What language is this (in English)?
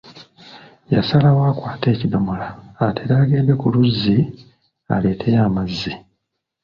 Ganda